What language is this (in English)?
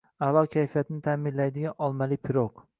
Uzbek